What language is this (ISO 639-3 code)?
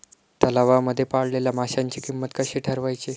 mar